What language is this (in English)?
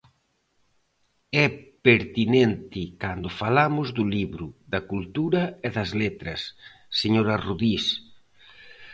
Galician